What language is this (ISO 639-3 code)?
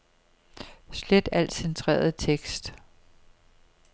dan